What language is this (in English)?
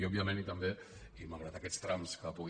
Catalan